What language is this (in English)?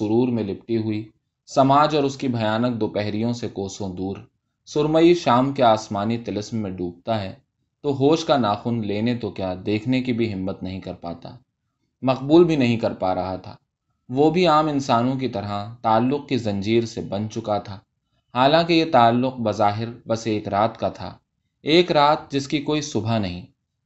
Urdu